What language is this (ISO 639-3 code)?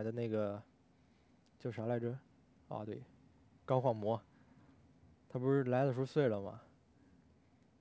zho